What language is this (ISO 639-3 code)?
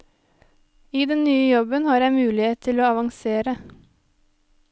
nor